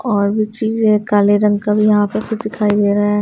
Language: Hindi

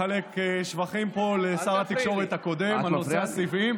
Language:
Hebrew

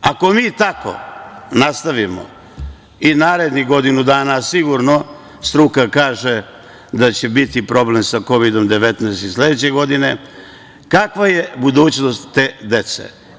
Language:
Serbian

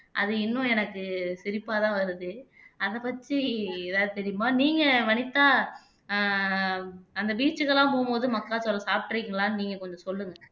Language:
Tamil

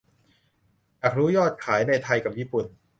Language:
Thai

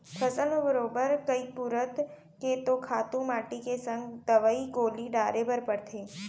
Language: Chhattisgarhi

